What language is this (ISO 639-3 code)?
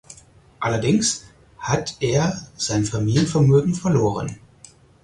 deu